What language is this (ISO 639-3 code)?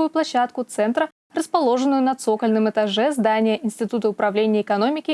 rus